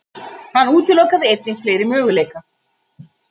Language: Icelandic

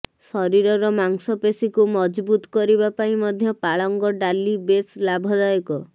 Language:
Odia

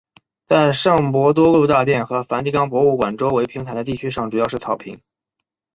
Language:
Chinese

